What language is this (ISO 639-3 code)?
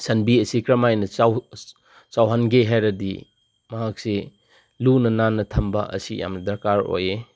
mni